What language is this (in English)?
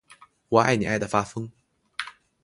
Chinese